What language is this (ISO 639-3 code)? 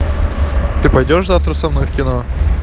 rus